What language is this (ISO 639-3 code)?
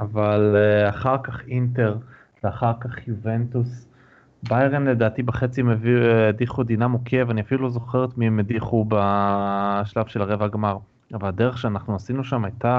heb